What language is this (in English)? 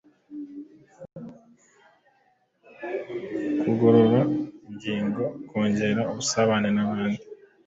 Kinyarwanda